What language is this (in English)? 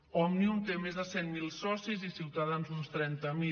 Catalan